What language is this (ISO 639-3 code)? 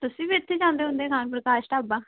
pan